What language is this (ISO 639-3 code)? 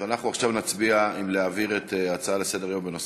heb